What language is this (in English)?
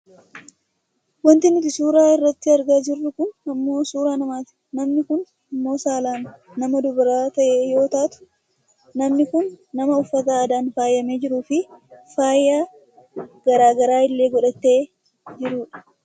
Oromo